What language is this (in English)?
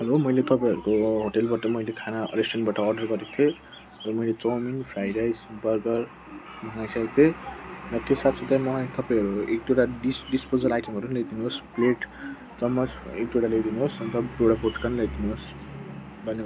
Nepali